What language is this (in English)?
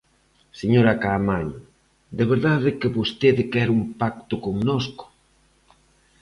Galician